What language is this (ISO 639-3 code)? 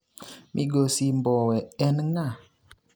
luo